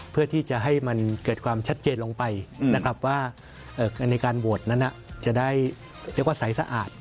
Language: Thai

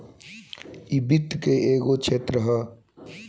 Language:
Bhojpuri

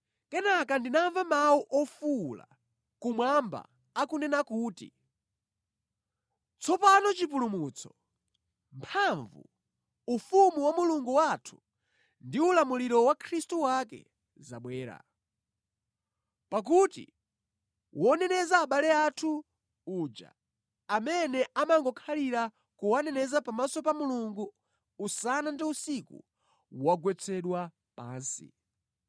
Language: Nyanja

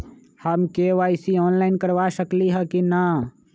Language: Magahi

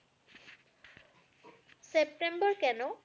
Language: Bangla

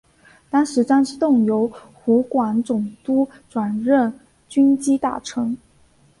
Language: Chinese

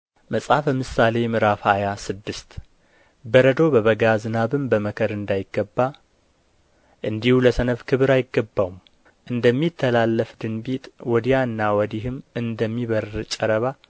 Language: Amharic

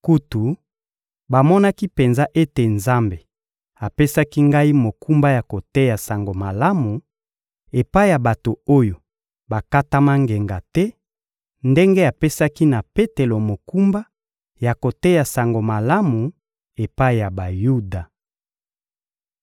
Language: Lingala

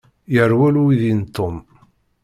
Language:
Kabyle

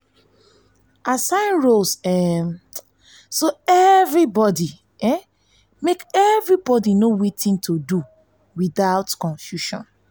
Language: Nigerian Pidgin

